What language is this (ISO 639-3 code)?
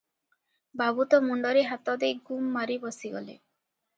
ori